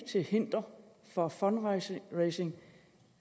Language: Danish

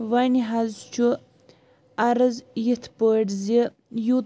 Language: Kashmiri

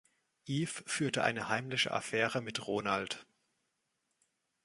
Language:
German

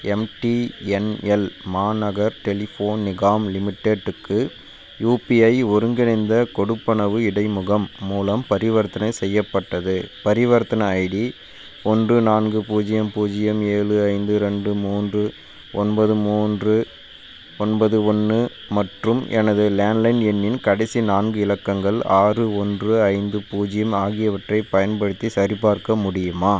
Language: Tamil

